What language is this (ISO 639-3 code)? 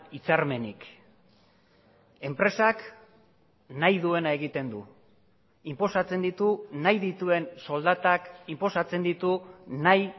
eus